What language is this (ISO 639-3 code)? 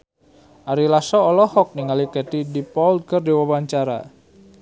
sun